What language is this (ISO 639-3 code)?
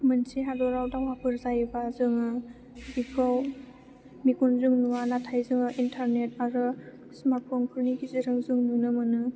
brx